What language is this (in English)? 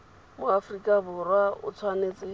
Tswana